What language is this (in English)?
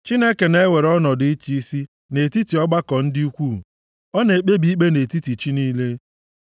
Igbo